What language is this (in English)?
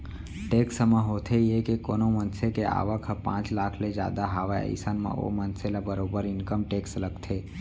Chhattisgarhi